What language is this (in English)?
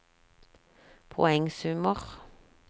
Norwegian